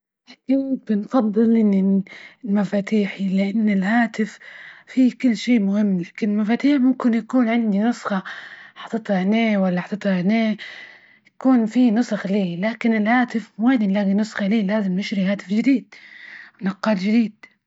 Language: Libyan Arabic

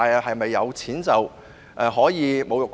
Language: Cantonese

